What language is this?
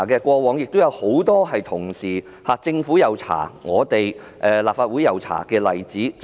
Cantonese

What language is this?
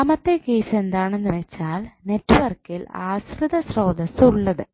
Malayalam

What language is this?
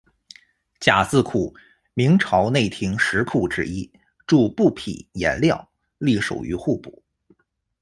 Chinese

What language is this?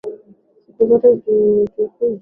Swahili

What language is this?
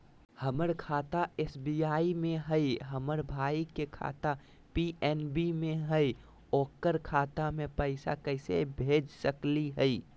Magahi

